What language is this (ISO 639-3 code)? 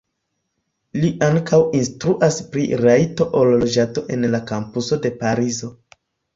epo